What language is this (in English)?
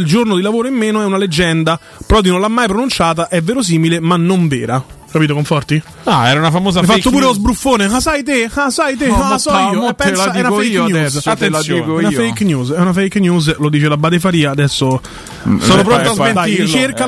Italian